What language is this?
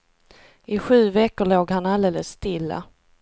Swedish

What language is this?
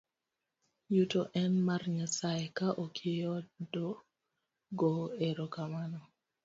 Luo (Kenya and Tanzania)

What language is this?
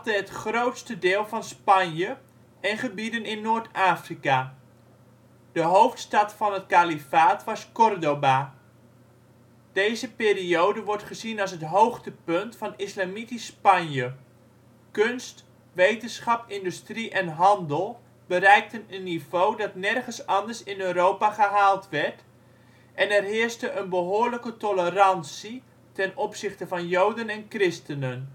Dutch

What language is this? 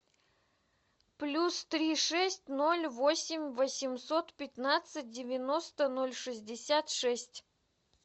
Russian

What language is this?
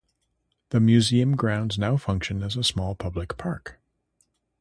English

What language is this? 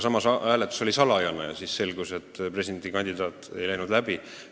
Estonian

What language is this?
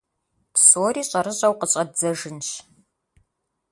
Kabardian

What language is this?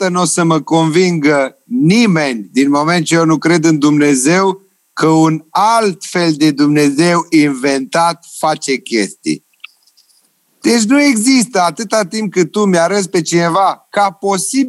Romanian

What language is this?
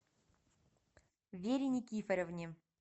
Russian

